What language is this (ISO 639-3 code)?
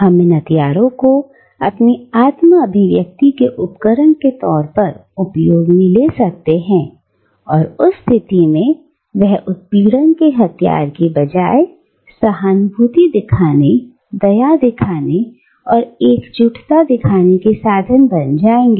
hin